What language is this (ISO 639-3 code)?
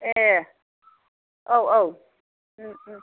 brx